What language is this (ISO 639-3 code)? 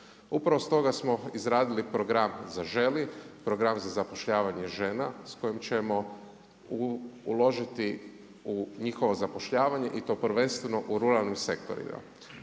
hrv